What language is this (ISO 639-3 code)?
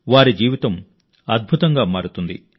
tel